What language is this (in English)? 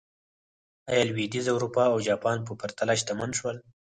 Pashto